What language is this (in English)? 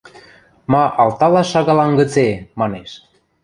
Western Mari